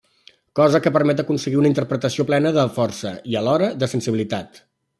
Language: Catalan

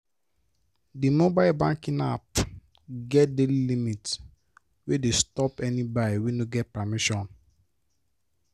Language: Nigerian Pidgin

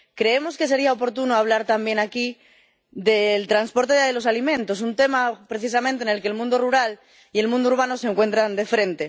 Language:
Spanish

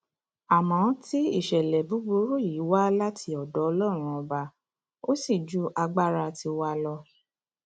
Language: Yoruba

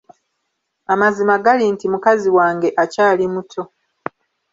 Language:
Ganda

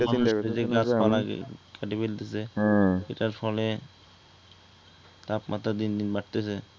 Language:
Bangla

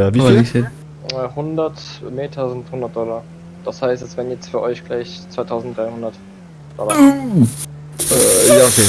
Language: German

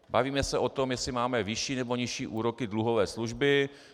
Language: Czech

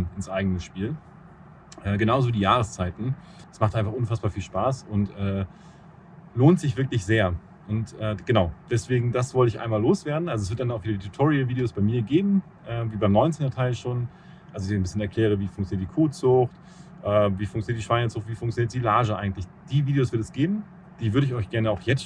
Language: German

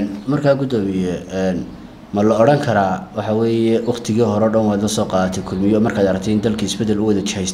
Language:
Arabic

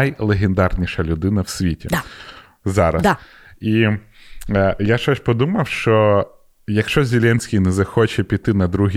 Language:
Ukrainian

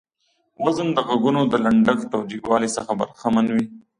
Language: Pashto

